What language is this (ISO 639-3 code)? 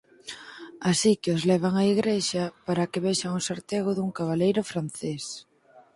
glg